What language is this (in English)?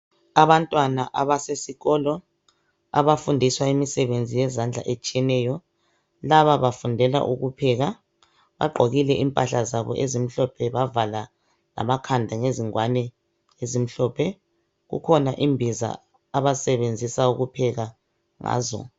North Ndebele